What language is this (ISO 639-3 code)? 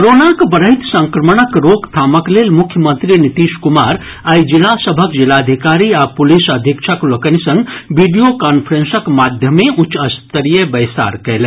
mai